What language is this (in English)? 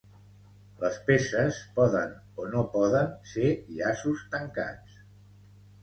Catalan